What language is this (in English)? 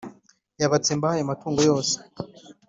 Kinyarwanda